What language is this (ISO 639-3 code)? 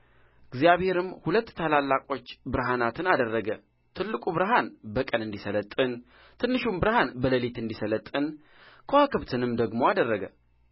amh